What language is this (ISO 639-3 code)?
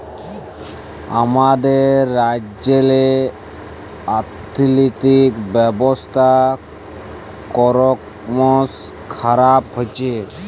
ben